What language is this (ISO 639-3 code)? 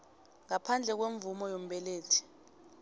nbl